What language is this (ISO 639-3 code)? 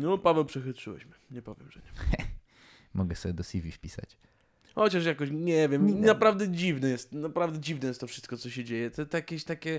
pol